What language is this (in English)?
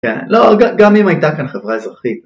Hebrew